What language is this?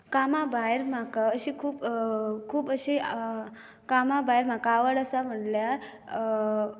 Konkani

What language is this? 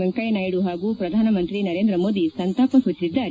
Kannada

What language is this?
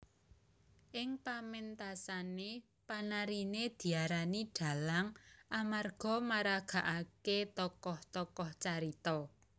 Javanese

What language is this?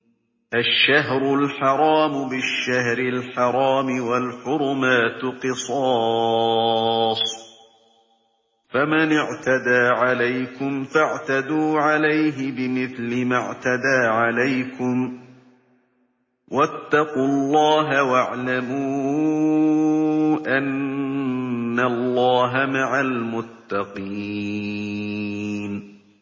Arabic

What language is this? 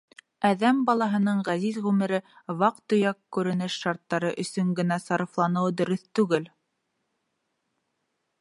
Bashkir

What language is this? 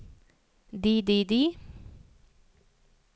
Norwegian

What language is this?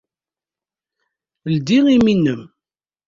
Kabyle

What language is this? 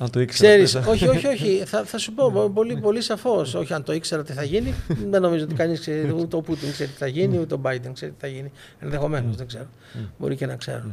Greek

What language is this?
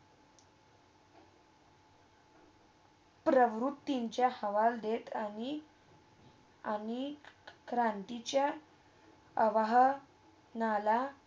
Marathi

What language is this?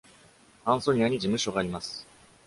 Japanese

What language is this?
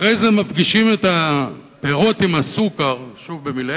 Hebrew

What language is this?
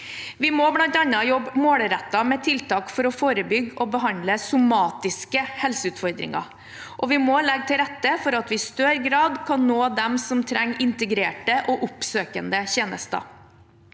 Norwegian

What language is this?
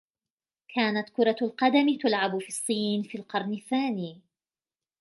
Arabic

